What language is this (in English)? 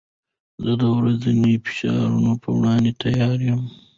Pashto